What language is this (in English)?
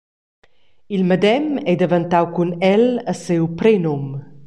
Romansh